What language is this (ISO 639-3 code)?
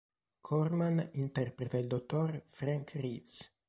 ita